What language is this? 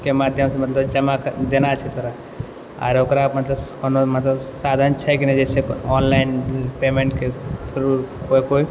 Maithili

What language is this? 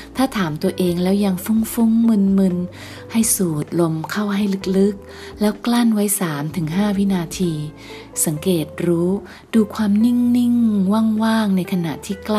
Thai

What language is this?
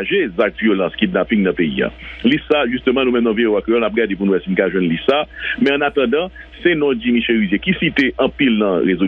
French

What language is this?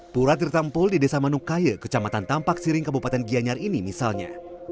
Indonesian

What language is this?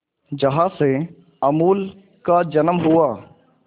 Hindi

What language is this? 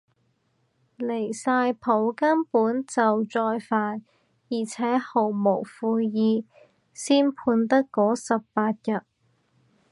Cantonese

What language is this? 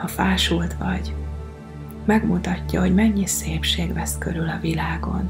Hungarian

